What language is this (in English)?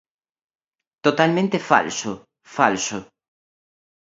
Galician